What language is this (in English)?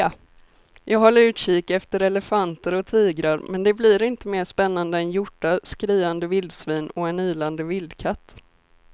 Swedish